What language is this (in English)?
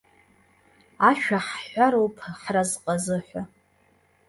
Abkhazian